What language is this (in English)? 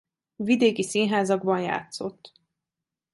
Hungarian